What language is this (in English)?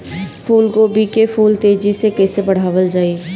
Bhojpuri